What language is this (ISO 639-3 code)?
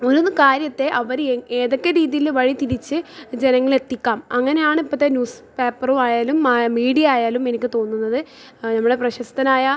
mal